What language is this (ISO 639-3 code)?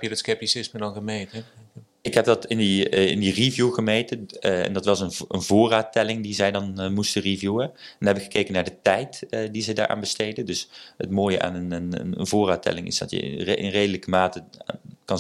nld